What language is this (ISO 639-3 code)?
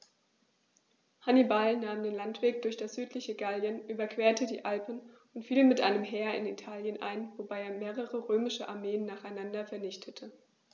deu